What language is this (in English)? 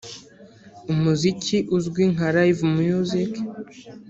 Kinyarwanda